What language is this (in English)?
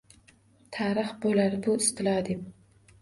Uzbek